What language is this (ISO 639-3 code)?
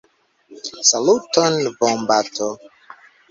epo